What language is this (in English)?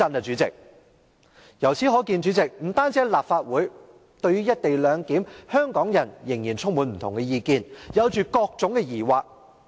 Cantonese